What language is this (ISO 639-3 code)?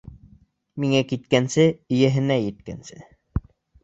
bak